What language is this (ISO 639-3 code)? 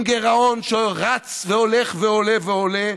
heb